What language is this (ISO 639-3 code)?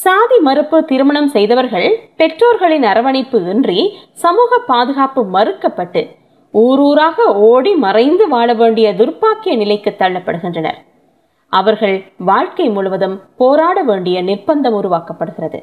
tam